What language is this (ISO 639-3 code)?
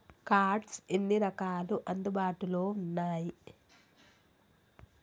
tel